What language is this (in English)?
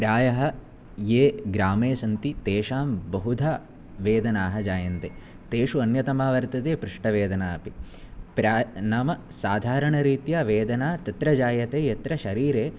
Sanskrit